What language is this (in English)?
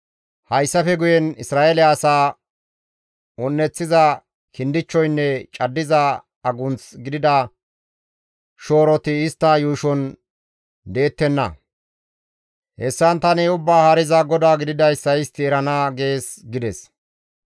Gamo